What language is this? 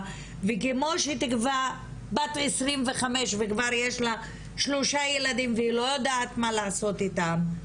Hebrew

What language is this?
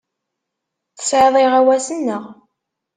Kabyle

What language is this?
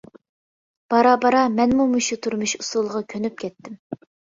Uyghur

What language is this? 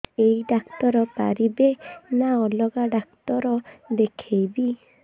Odia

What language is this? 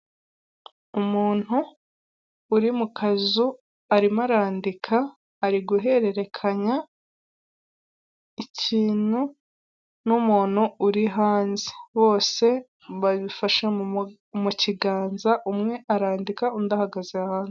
Kinyarwanda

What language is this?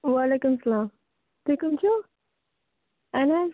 Kashmiri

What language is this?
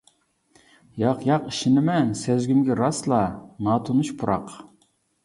Uyghur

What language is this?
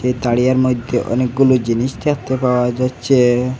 Bangla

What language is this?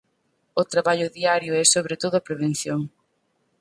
Galician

